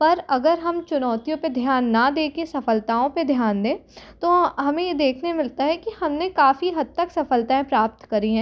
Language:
Hindi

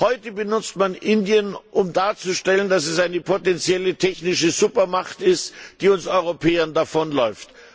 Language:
German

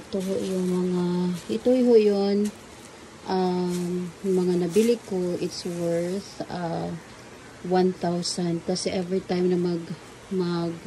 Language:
Filipino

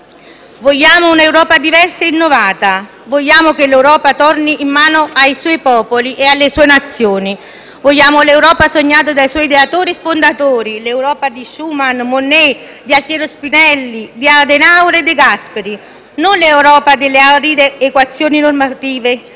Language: Italian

